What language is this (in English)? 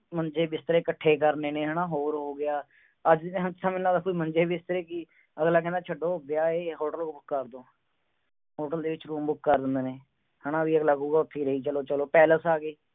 Punjabi